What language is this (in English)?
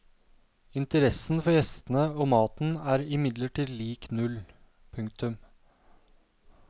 Norwegian